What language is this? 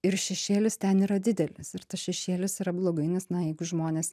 Lithuanian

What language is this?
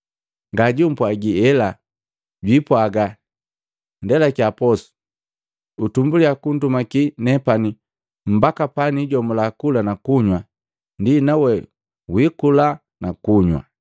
Matengo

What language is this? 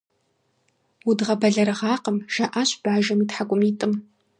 Kabardian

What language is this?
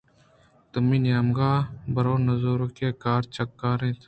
Eastern Balochi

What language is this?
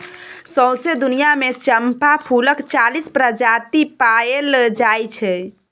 Maithili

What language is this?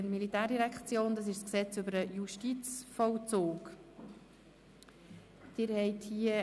Swiss German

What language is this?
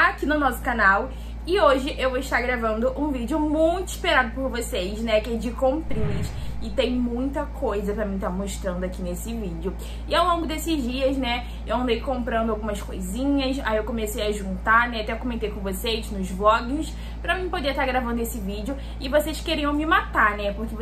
Portuguese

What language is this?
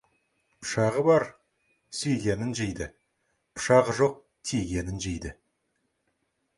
Kazakh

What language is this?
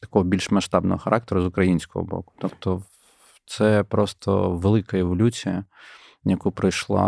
Ukrainian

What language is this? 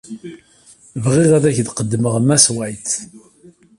Kabyle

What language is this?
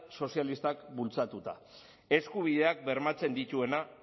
Basque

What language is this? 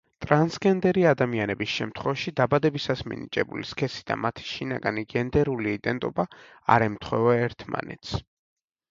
Georgian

